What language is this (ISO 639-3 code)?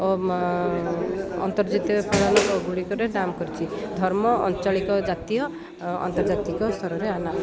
ori